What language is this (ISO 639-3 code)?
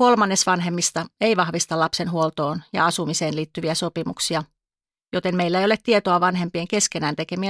fin